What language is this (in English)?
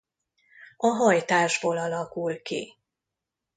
Hungarian